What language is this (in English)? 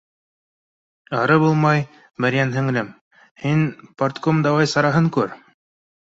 Bashkir